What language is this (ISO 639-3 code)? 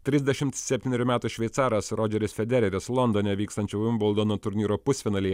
lit